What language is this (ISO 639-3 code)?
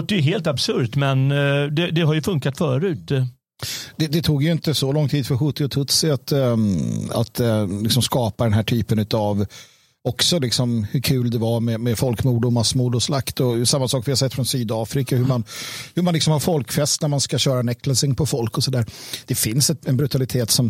swe